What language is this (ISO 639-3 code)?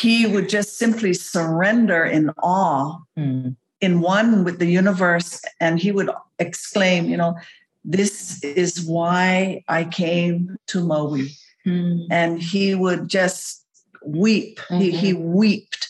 eng